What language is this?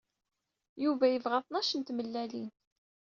Kabyle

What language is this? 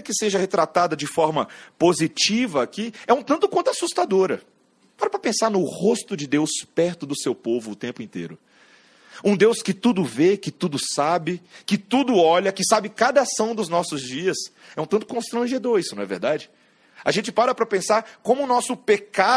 Portuguese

